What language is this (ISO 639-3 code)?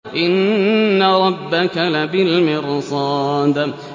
ara